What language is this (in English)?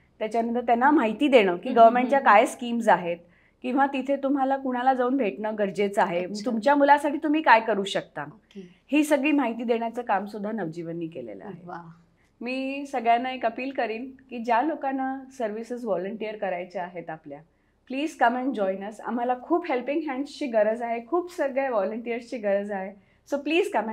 Marathi